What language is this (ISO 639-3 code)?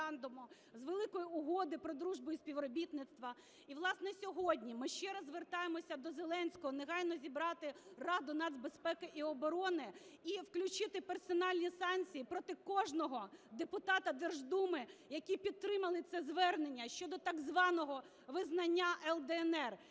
ukr